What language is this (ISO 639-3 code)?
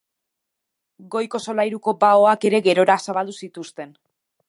eus